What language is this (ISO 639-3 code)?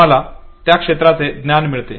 mar